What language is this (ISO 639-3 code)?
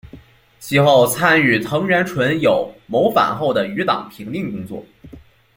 zho